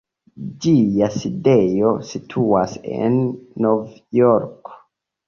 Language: Esperanto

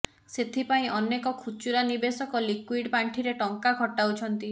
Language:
Odia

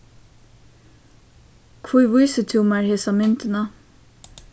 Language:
Faroese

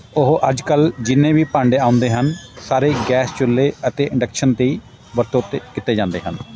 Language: Punjabi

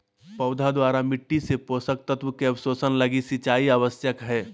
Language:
Magahi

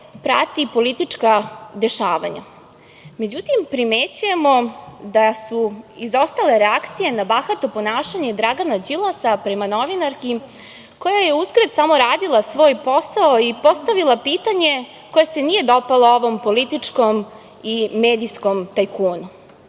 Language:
Serbian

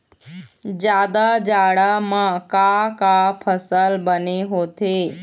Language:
Chhattisgarhi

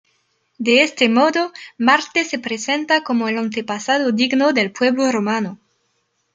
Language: Spanish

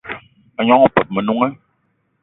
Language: Eton (Cameroon)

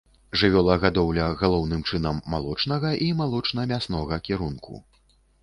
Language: Belarusian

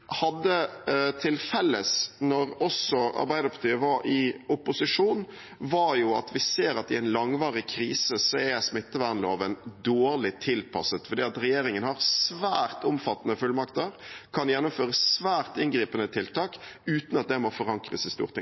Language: Norwegian Bokmål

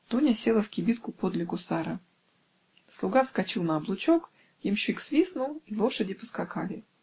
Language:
Russian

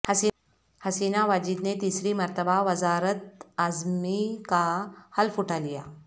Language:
Urdu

